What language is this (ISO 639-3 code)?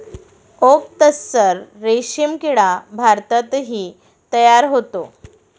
mar